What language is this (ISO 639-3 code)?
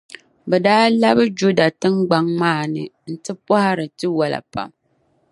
dag